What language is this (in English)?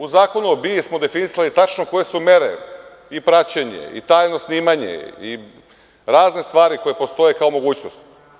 Serbian